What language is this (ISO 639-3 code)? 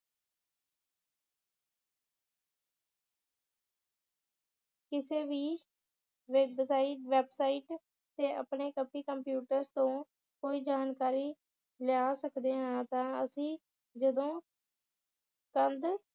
pan